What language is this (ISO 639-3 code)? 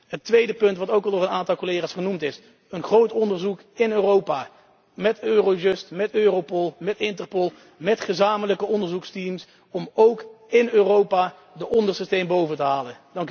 nld